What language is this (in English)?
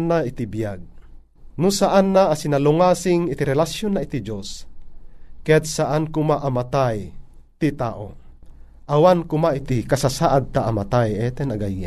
Filipino